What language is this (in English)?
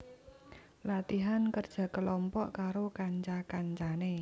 Javanese